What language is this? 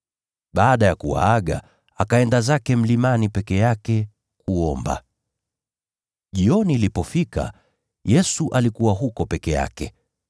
Swahili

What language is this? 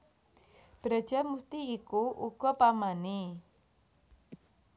Javanese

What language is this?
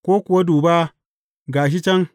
Hausa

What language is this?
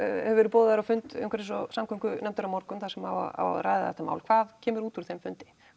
Icelandic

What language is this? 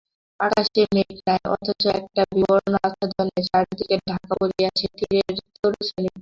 Bangla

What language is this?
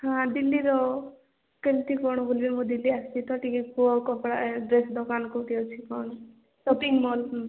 Odia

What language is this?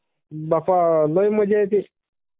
Marathi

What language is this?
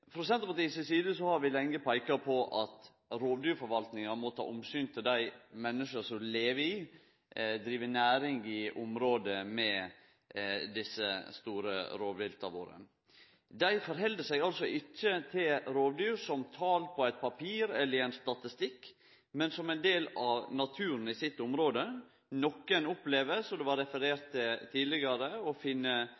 Norwegian Nynorsk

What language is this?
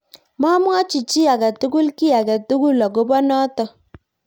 Kalenjin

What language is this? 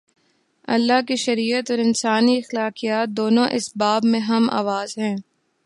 Urdu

